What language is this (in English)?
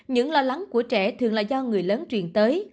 Vietnamese